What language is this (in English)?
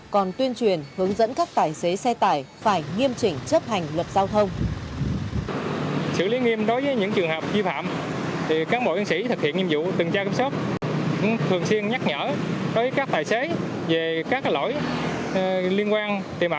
Vietnamese